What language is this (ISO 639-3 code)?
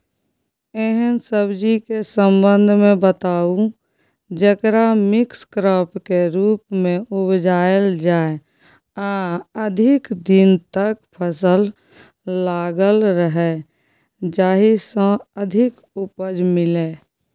mai